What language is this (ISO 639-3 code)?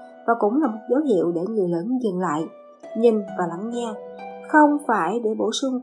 vie